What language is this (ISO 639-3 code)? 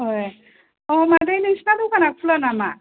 brx